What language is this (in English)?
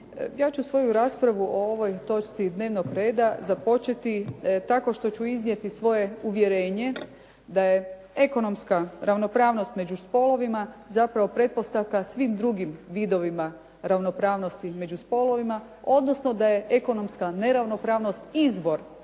Croatian